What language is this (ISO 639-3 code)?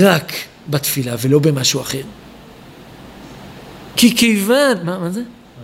heb